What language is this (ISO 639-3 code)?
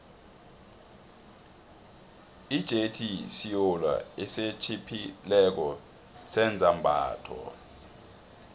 nbl